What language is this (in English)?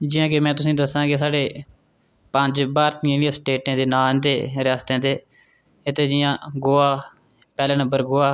Dogri